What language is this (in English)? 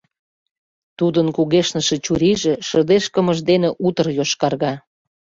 Mari